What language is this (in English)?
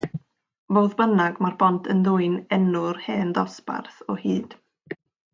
Welsh